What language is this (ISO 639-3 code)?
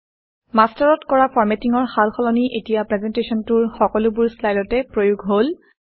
asm